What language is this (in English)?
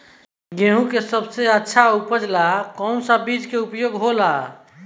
Bhojpuri